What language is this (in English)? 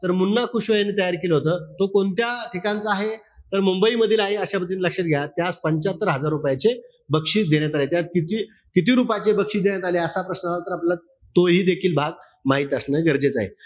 Marathi